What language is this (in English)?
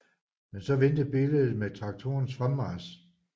Danish